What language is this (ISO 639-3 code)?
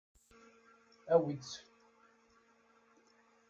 kab